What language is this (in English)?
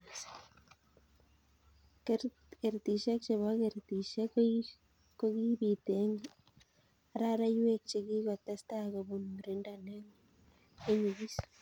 Kalenjin